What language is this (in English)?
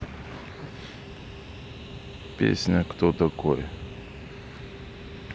Russian